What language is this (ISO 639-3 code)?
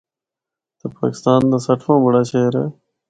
hno